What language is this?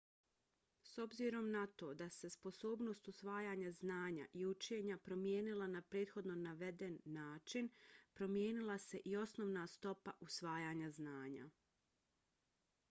Bosnian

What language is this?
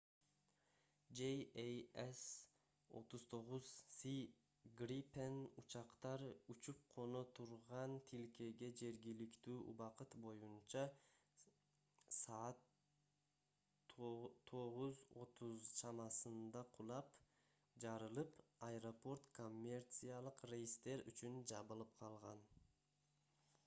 Kyrgyz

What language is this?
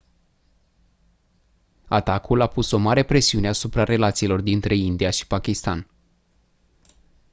Romanian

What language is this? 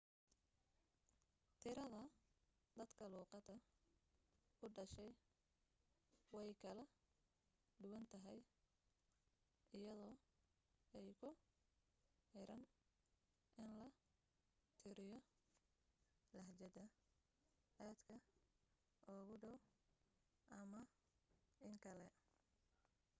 Somali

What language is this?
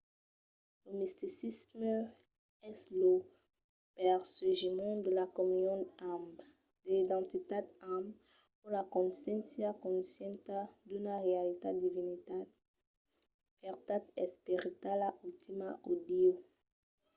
Occitan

